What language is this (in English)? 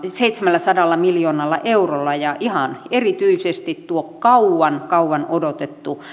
Finnish